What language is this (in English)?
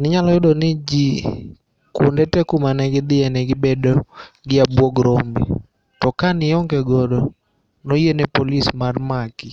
Luo (Kenya and Tanzania)